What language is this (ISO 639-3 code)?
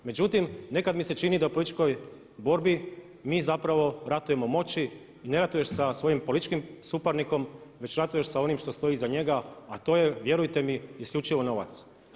hrv